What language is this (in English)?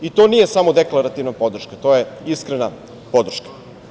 Serbian